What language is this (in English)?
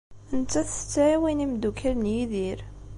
Kabyle